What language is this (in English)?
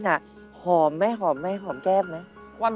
Thai